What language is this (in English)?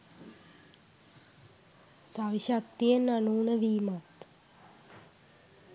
Sinhala